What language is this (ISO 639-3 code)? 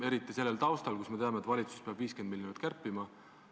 est